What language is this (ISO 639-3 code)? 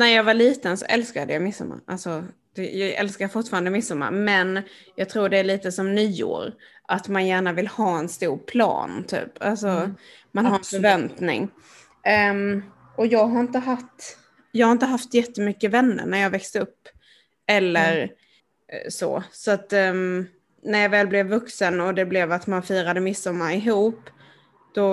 swe